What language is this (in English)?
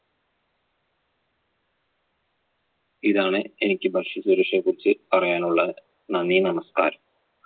Malayalam